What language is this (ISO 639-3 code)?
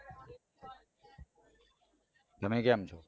guj